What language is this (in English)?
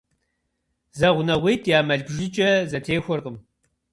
Kabardian